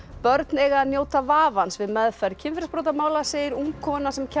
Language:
Icelandic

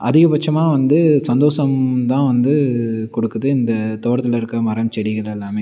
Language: Tamil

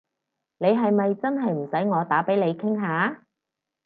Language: Cantonese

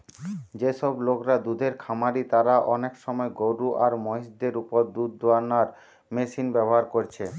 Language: Bangla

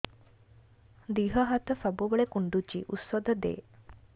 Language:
Odia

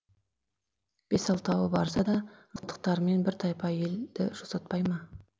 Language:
Kazakh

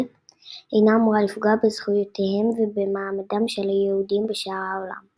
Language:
Hebrew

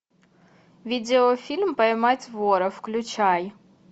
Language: Russian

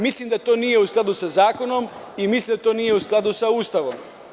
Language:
Serbian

